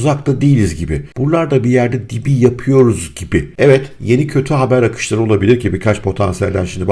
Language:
Turkish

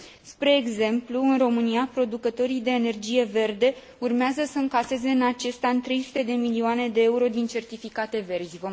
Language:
Romanian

